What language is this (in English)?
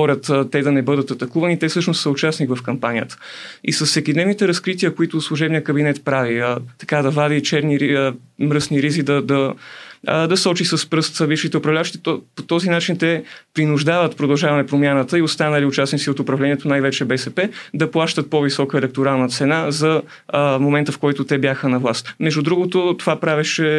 Bulgarian